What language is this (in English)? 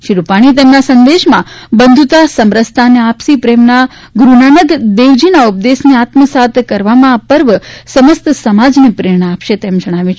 Gujarati